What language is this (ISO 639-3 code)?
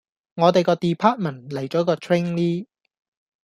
yue